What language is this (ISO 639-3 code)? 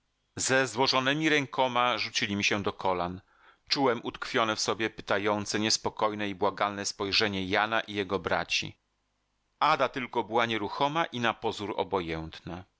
pol